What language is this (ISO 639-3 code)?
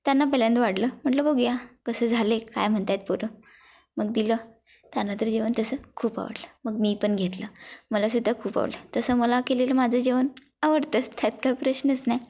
mar